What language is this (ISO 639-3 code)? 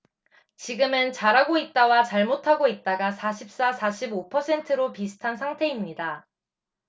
kor